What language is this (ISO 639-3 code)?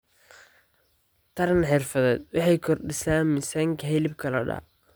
som